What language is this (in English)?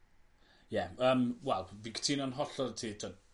Welsh